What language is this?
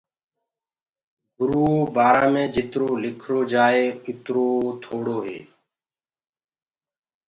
Gurgula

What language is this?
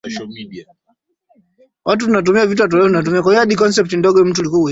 Swahili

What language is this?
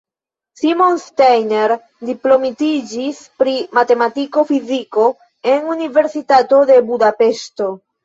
Esperanto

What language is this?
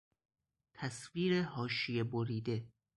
Persian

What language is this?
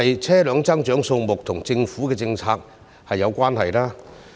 Cantonese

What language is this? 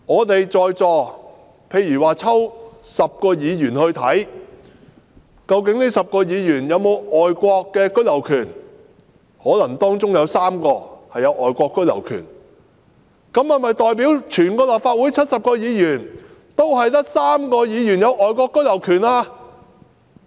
Cantonese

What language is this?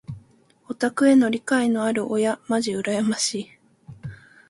Japanese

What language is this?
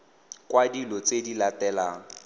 Tswana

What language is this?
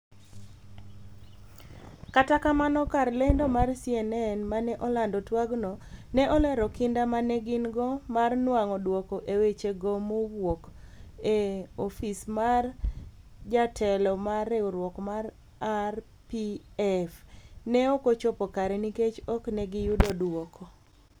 Luo (Kenya and Tanzania)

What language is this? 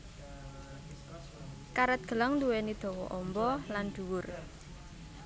Javanese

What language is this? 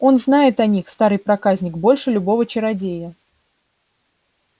Russian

